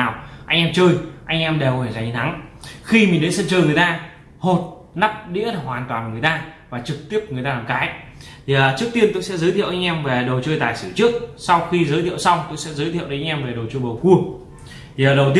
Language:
Vietnamese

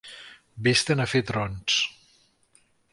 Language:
Catalan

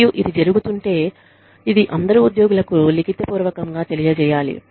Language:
Telugu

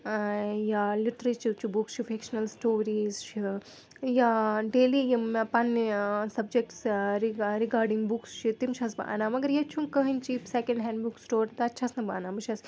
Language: Kashmiri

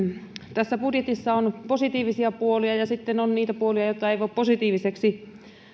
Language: Finnish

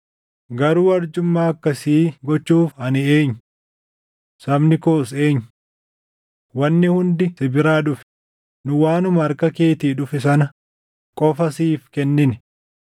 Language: Oromo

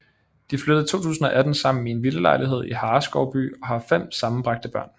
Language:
Danish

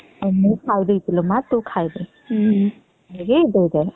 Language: Odia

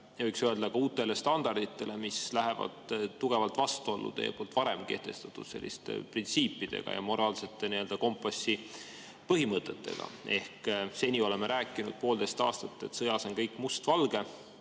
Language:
Estonian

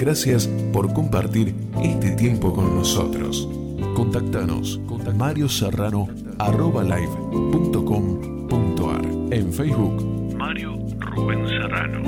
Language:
Spanish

